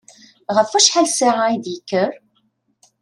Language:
Kabyle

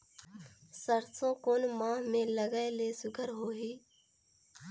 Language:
Chhattisgarhi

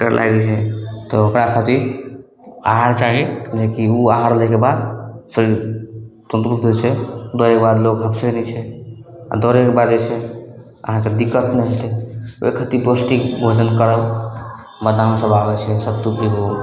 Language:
Maithili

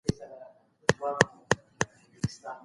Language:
Pashto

